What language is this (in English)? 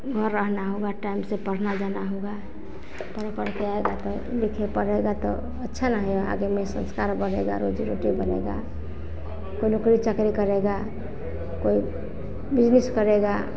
Hindi